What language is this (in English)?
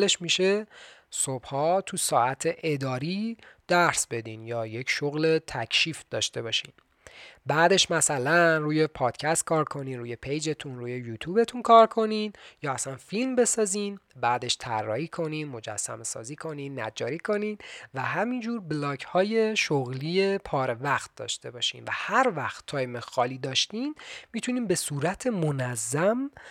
Persian